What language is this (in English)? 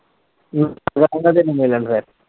Punjabi